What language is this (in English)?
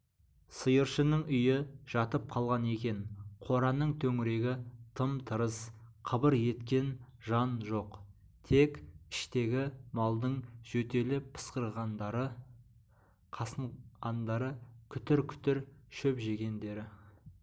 Kazakh